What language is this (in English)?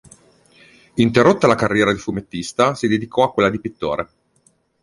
Italian